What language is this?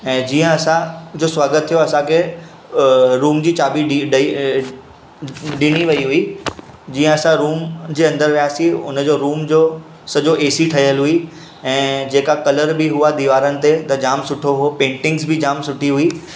Sindhi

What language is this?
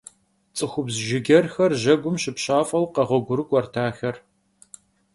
Kabardian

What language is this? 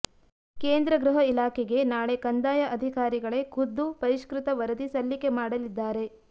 Kannada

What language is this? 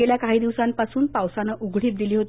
Marathi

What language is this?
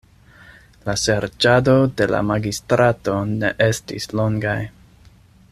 Esperanto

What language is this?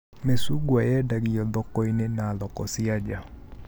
Kikuyu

